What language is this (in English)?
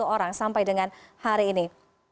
Indonesian